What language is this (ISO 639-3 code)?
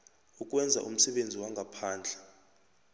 nbl